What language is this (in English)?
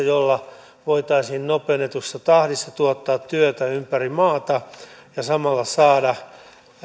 Finnish